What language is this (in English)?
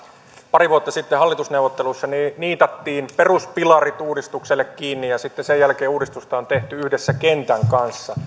Finnish